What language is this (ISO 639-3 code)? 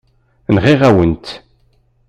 kab